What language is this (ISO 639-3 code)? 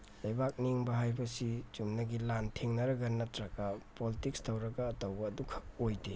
mni